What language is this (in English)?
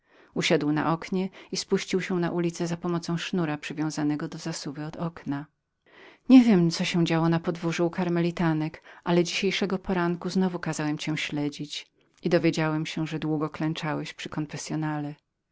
Polish